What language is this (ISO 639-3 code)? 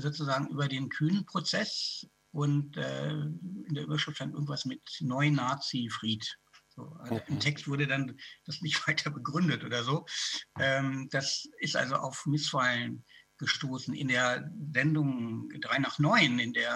deu